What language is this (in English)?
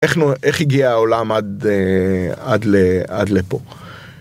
Hebrew